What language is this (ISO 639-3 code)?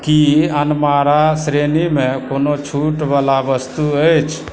mai